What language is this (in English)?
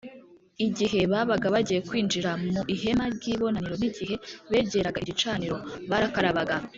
Kinyarwanda